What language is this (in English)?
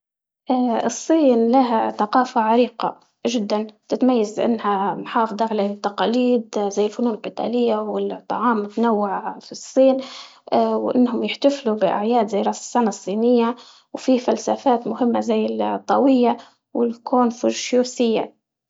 Libyan Arabic